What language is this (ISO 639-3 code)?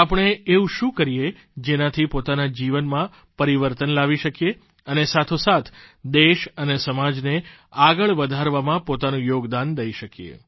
guj